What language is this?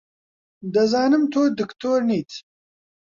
Central Kurdish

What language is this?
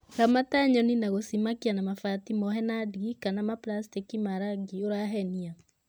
Kikuyu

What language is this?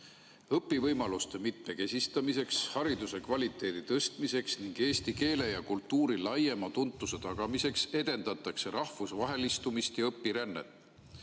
Estonian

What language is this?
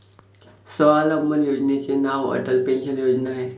Marathi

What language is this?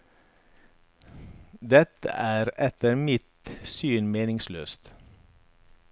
Norwegian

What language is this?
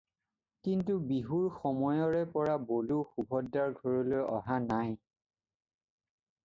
Assamese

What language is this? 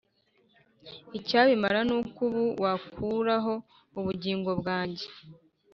Kinyarwanda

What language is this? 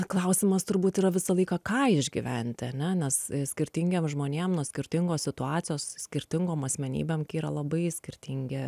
Lithuanian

